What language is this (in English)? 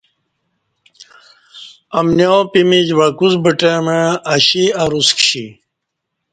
Kati